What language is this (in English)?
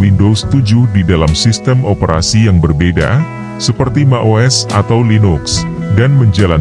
Indonesian